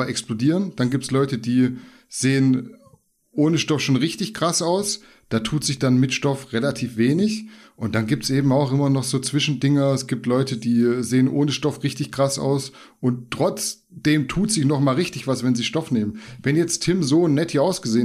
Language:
German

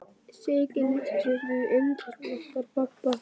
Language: Icelandic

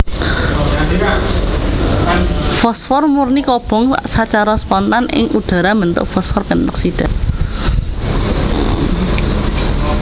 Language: Javanese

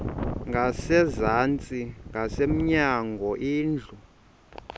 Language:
Xhosa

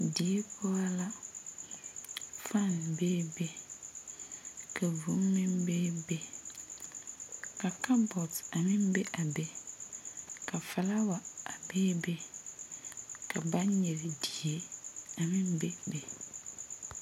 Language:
Southern Dagaare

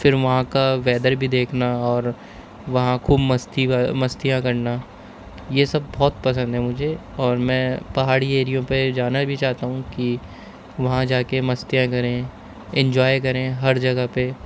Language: Urdu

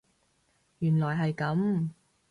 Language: Cantonese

